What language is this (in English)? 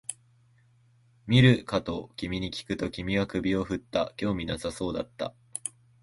Japanese